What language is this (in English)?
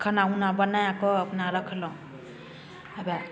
Maithili